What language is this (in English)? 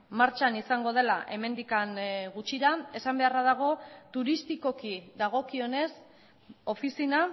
Basque